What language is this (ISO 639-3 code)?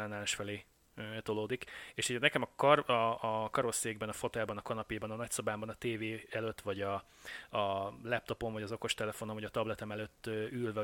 hun